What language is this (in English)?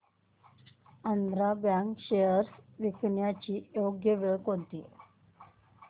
Marathi